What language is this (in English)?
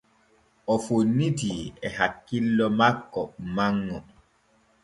Borgu Fulfulde